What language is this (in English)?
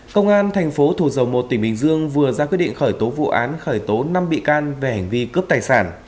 Vietnamese